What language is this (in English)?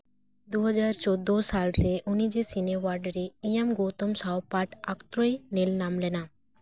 Santali